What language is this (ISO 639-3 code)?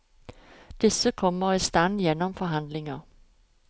nor